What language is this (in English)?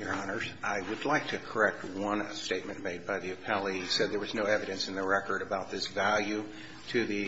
English